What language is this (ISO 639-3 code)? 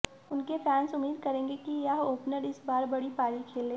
hin